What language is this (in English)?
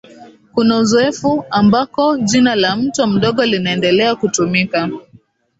Swahili